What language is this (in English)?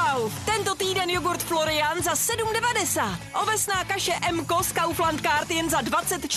Czech